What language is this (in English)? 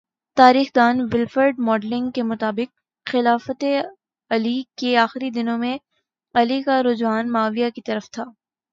Urdu